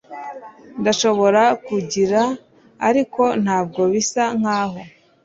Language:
Kinyarwanda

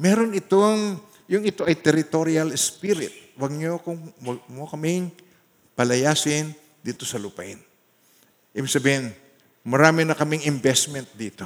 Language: Filipino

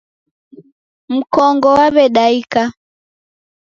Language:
Taita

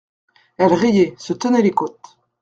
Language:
French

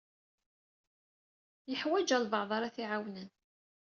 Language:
Kabyle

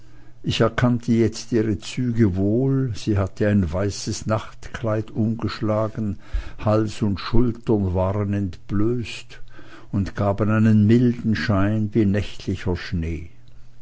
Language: German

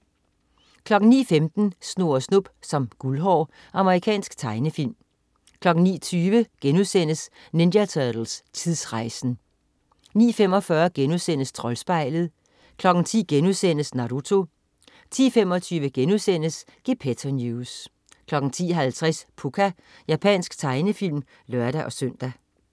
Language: Danish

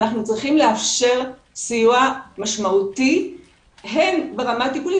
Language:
Hebrew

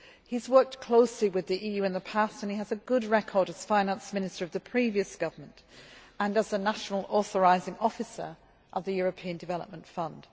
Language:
English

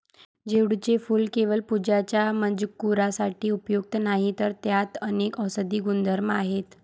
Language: Marathi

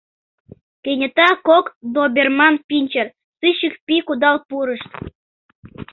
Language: Mari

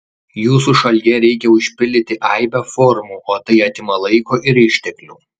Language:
Lithuanian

